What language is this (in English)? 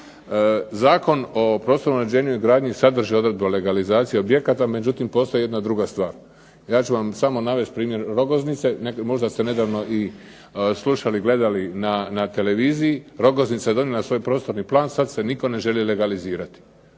Croatian